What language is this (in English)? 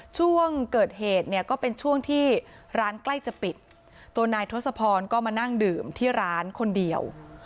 Thai